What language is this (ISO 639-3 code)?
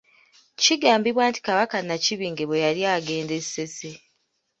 lug